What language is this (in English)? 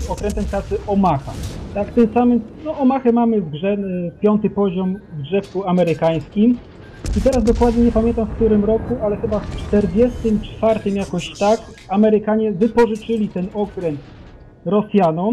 Polish